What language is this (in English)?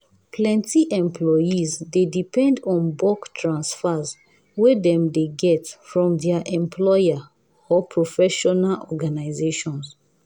Nigerian Pidgin